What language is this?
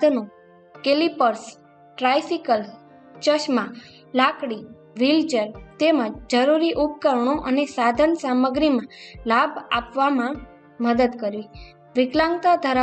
Gujarati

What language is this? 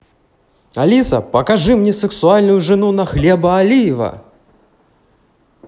Russian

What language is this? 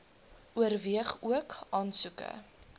Afrikaans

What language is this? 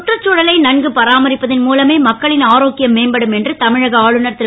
Tamil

